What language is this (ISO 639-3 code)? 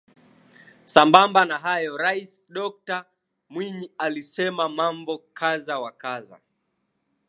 swa